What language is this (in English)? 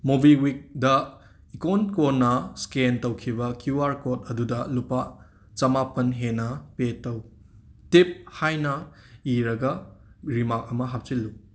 Manipuri